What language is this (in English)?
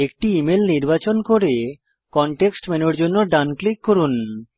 Bangla